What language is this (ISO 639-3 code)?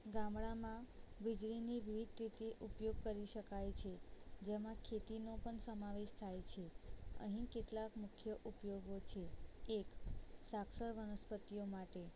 guj